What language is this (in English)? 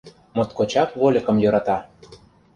Mari